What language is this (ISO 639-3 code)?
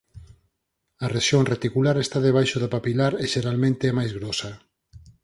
glg